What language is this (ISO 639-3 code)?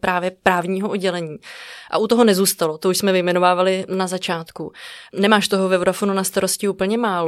ces